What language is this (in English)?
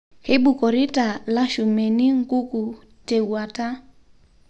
Masai